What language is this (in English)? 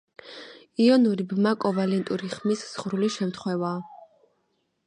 Georgian